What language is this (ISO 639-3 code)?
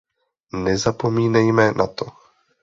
ces